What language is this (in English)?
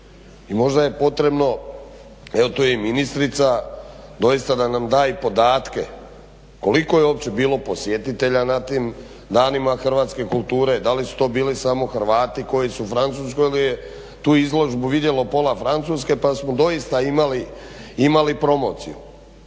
Croatian